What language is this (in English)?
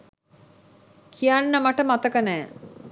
Sinhala